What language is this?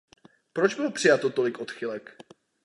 Czech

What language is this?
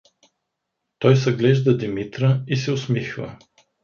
Bulgarian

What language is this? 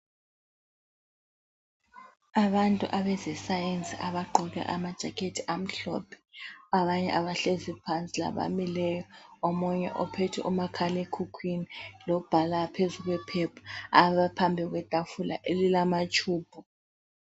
North Ndebele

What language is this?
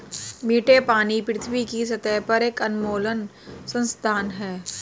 Hindi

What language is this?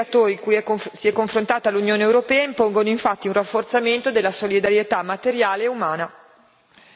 Italian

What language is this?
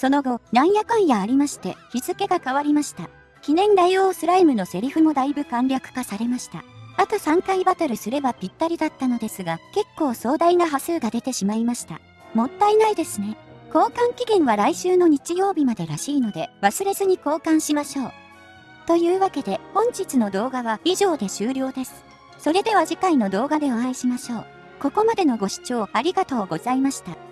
Japanese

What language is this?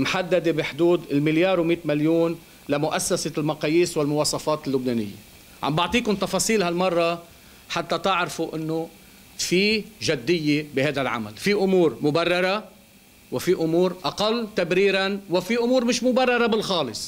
Arabic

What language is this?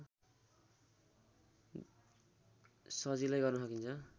Nepali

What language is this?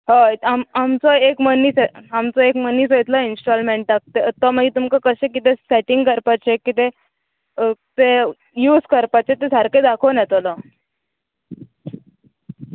Konkani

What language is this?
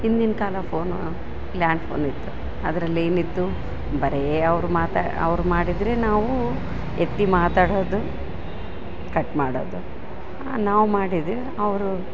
Kannada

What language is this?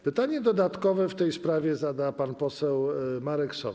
Polish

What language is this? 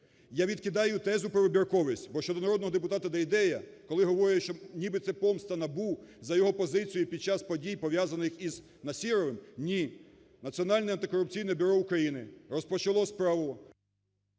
Ukrainian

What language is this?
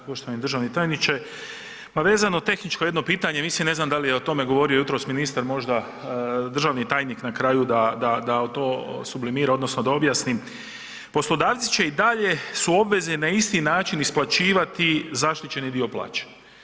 Croatian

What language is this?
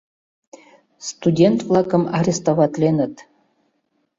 Mari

